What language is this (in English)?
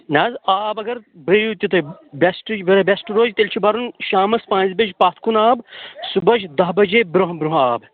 Kashmiri